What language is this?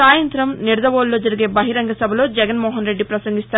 Telugu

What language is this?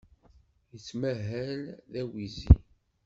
Kabyle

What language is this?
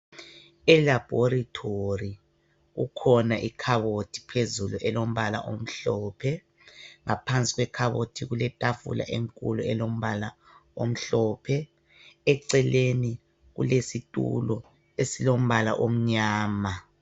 North Ndebele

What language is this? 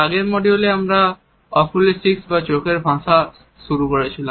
Bangla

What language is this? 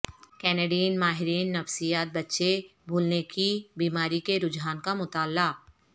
Urdu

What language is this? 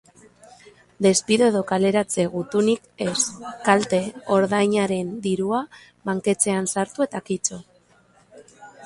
Basque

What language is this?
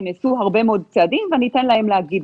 Hebrew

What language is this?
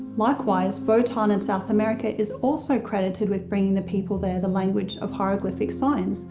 English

